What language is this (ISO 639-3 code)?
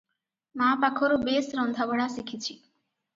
ori